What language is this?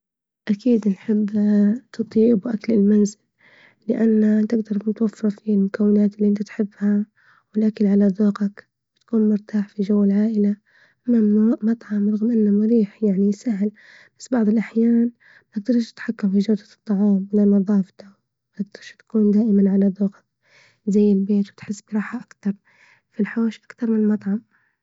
Libyan Arabic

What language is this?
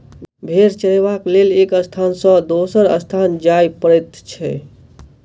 Maithili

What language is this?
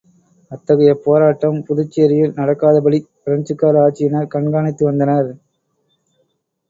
Tamil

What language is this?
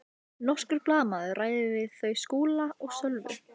Icelandic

